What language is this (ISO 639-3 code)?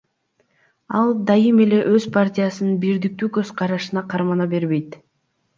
kir